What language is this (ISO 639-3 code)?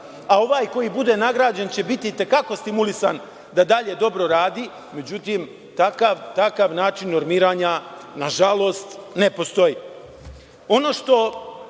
srp